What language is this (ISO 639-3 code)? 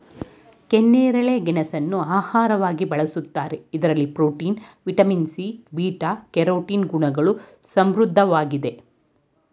kan